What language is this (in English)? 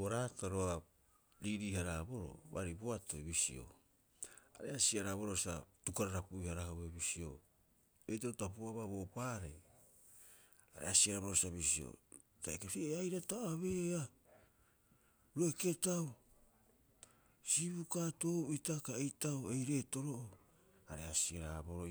Rapoisi